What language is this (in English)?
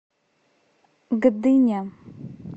Russian